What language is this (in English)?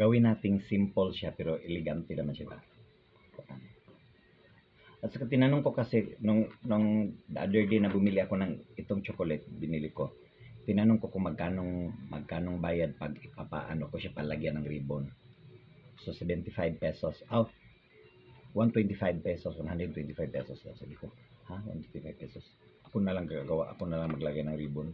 Filipino